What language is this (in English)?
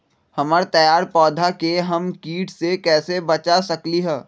Magahi